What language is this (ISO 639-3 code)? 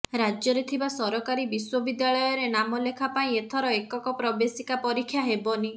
ori